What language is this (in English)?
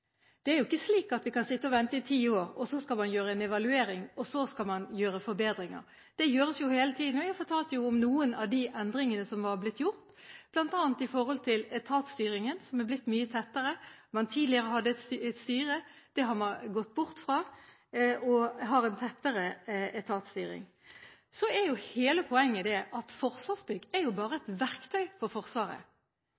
Norwegian Bokmål